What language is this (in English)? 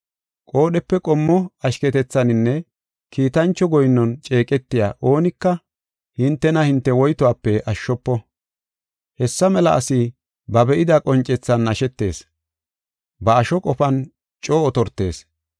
Gofa